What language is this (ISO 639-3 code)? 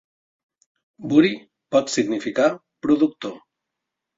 cat